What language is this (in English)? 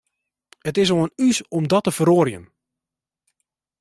Western Frisian